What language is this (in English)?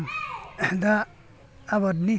Bodo